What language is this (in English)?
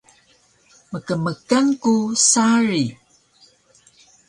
Taroko